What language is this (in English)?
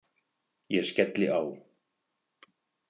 Icelandic